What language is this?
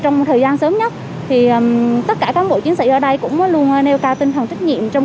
Vietnamese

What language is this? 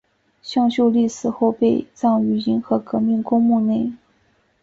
Chinese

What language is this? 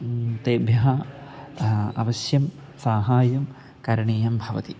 Sanskrit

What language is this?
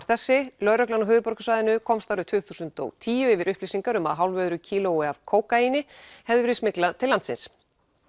Icelandic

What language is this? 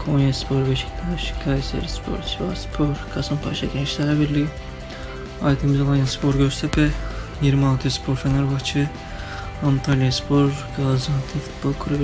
Turkish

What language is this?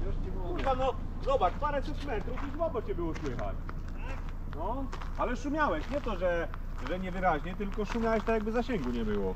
Polish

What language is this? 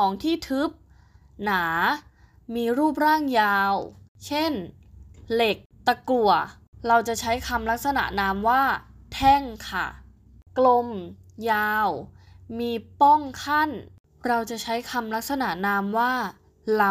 Thai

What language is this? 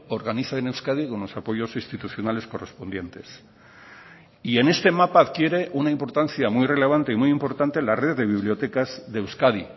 Spanish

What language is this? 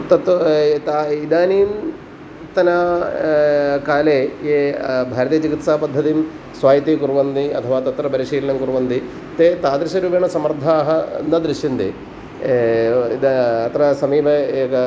Sanskrit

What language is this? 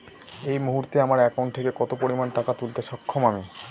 Bangla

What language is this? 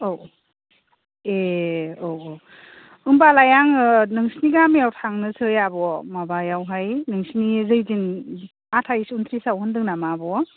Bodo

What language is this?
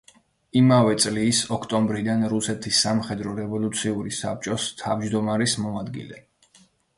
Georgian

